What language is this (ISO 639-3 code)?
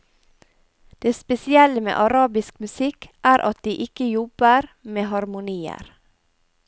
nor